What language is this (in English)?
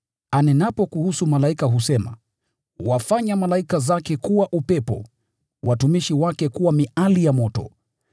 Swahili